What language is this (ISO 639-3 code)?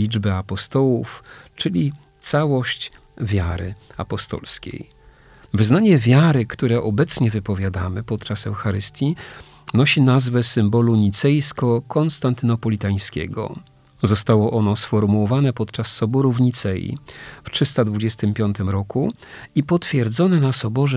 pol